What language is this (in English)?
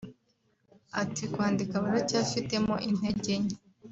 Kinyarwanda